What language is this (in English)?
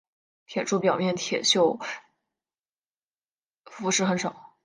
Chinese